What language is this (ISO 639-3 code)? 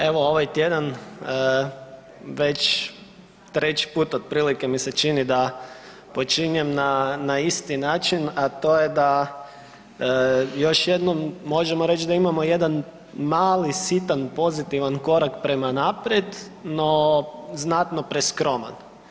hrv